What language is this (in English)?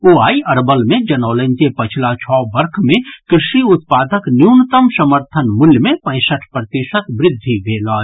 Maithili